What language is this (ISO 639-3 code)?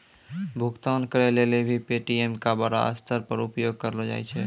mai